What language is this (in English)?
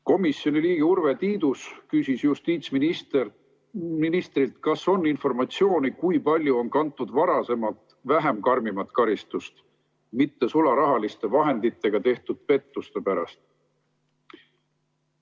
Estonian